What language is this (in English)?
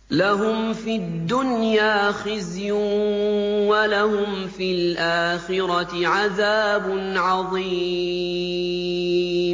Arabic